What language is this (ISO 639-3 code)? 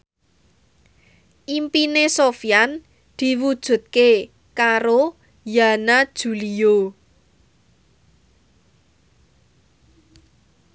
jav